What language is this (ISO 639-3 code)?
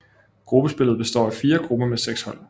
dan